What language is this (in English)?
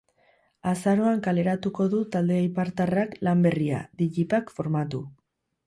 Basque